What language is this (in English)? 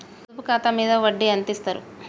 Telugu